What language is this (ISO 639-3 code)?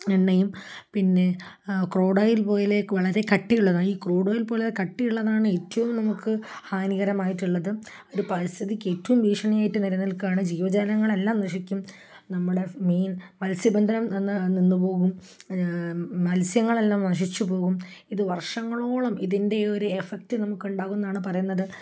mal